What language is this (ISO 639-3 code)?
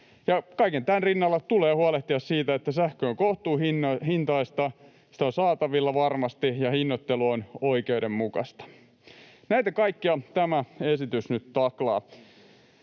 fin